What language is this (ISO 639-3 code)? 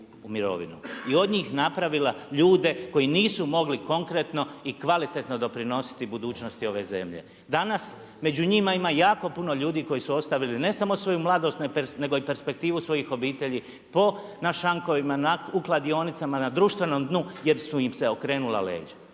hrv